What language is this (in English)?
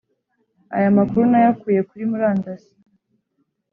Kinyarwanda